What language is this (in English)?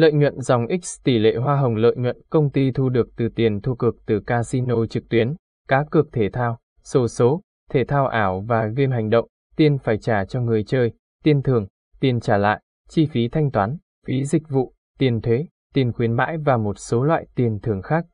Vietnamese